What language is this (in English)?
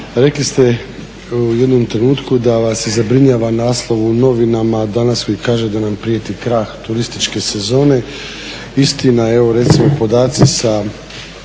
Croatian